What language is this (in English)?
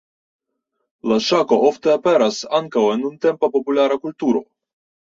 Esperanto